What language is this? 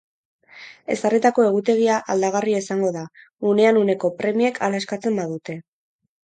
Basque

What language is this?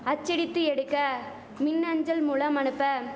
Tamil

